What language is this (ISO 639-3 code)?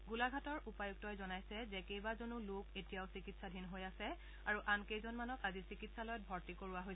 asm